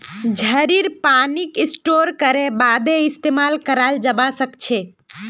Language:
Magahi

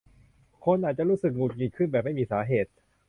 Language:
Thai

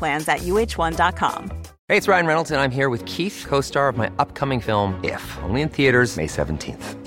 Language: Filipino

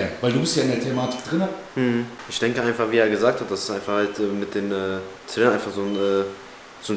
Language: German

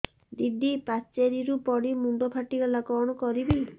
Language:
Odia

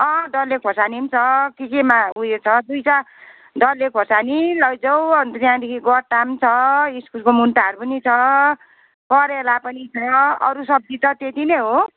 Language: Nepali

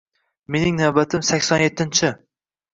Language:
Uzbek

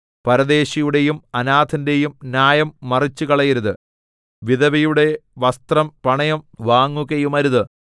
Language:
Malayalam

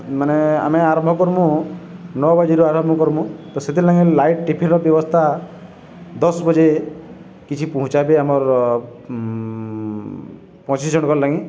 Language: Odia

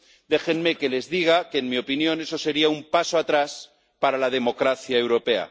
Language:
Spanish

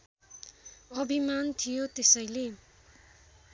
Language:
Nepali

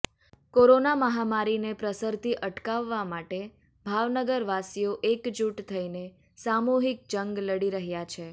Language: Gujarati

